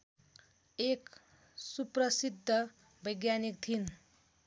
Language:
Nepali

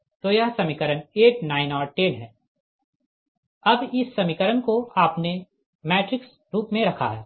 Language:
Hindi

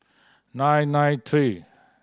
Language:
English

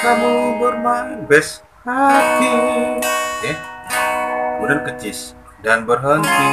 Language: Indonesian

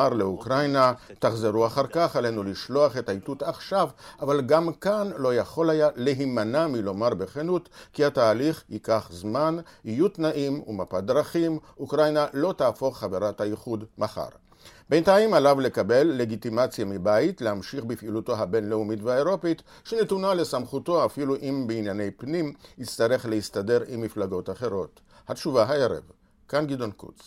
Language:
Hebrew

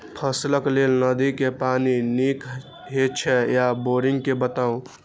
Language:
Maithili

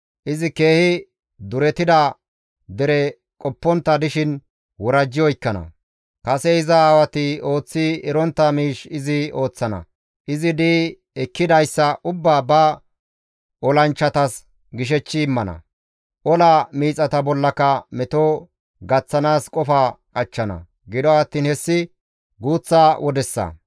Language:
Gamo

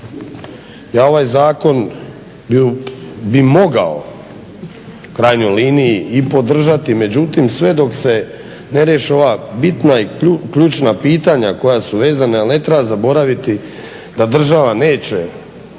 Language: Croatian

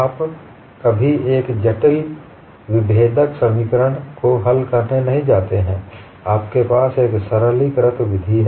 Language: Hindi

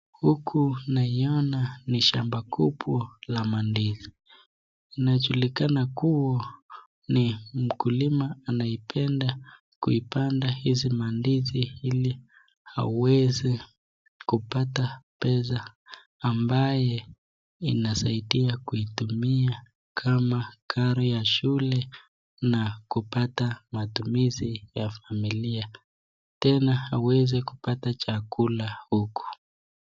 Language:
Swahili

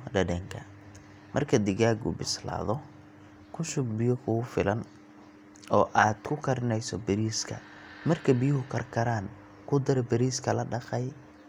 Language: Somali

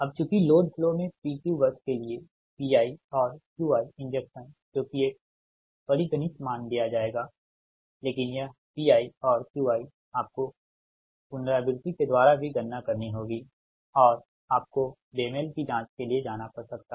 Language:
Hindi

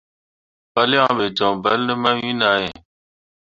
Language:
Mundang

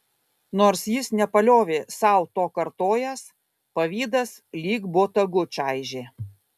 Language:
Lithuanian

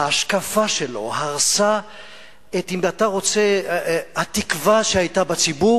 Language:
Hebrew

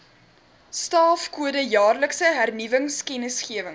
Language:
Afrikaans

